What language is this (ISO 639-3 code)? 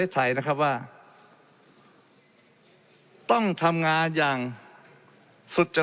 tha